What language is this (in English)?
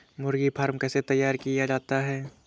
Hindi